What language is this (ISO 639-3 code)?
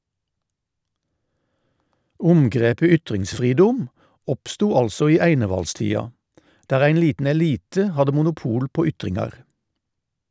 nor